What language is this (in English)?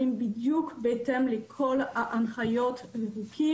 Hebrew